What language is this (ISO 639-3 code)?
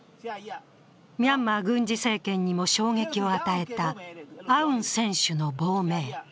jpn